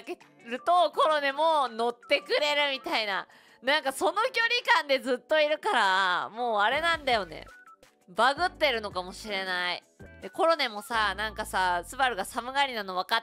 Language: Japanese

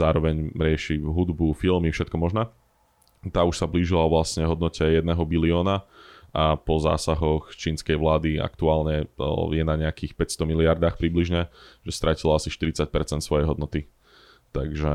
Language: Slovak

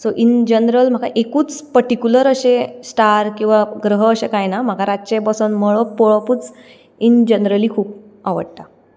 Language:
Konkani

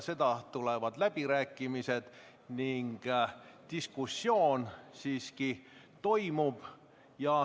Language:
Estonian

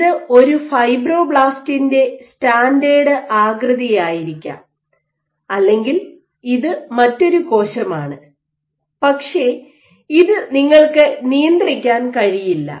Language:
Malayalam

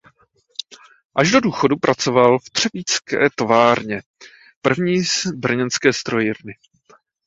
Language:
Czech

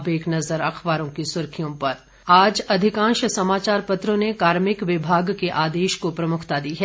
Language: Hindi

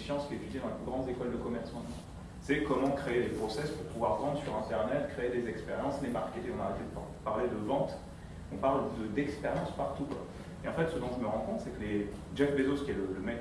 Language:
French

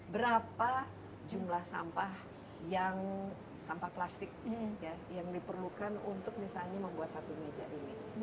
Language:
Indonesian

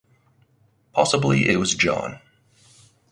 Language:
English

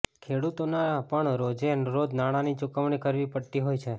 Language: Gujarati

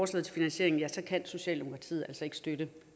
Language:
Danish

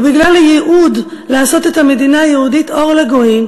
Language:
Hebrew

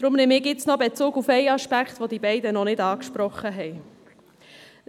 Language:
Swiss German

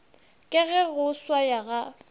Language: Northern Sotho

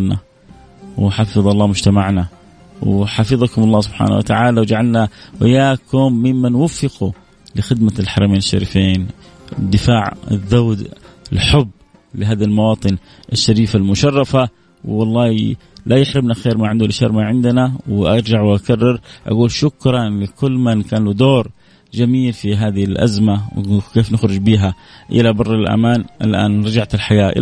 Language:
Arabic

